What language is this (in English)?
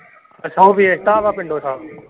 Punjabi